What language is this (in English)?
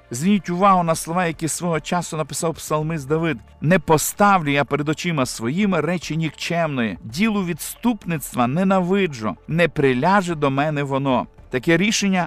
Ukrainian